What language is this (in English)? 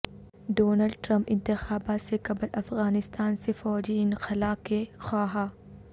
Urdu